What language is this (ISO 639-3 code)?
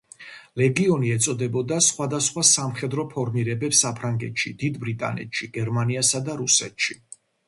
kat